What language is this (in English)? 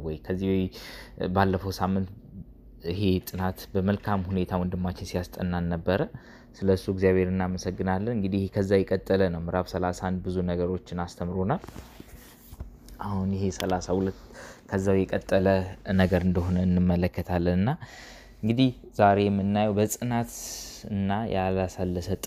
Amharic